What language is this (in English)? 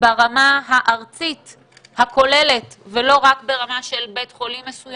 Hebrew